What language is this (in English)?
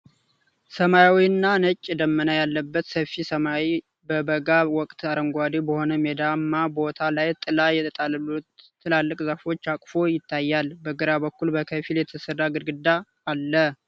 Amharic